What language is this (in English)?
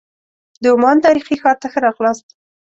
Pashto